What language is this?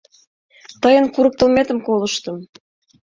Mari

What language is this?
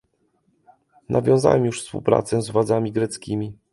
Polish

